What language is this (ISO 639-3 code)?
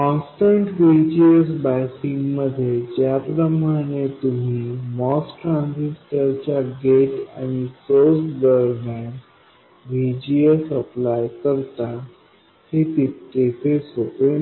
mar